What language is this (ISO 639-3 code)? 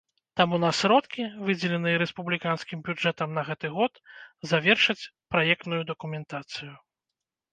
bel